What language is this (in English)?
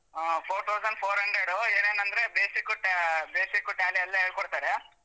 Kannada